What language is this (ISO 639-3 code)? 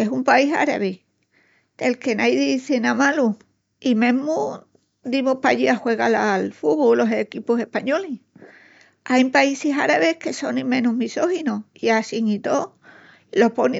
ext